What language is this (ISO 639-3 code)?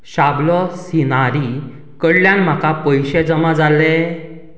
kok